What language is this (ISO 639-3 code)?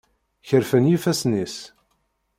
kab